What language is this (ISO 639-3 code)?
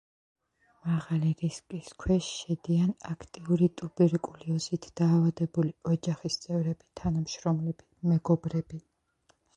kat